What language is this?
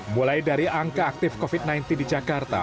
Indonesian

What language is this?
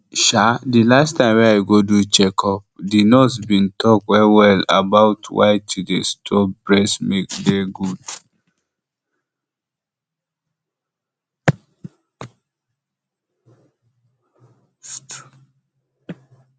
Nigerian Pidgin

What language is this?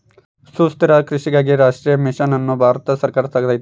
Kannada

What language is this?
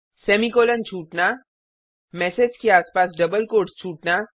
Hindi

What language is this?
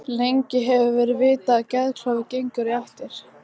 Icelandic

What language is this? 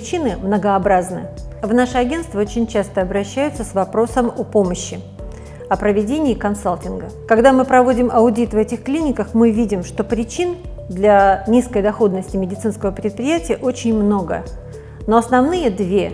Russian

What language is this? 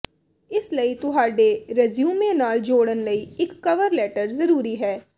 Punjabi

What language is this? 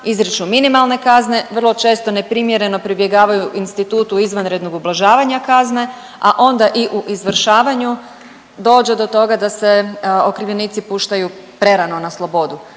Croatian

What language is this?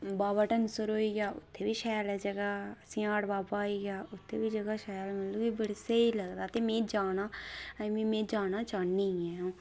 Dogri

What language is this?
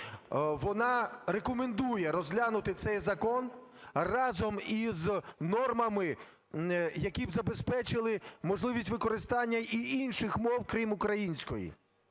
Ukrainian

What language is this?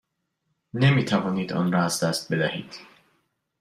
Persian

